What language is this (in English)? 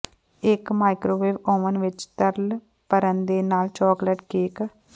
Punjabi